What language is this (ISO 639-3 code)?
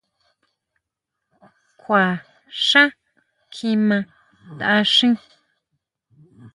mau